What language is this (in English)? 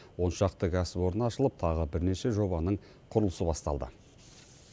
Kazakh